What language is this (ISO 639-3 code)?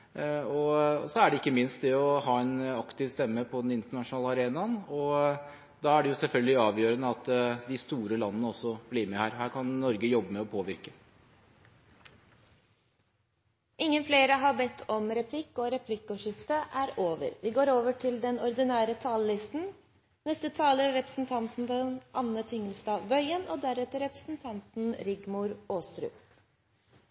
nor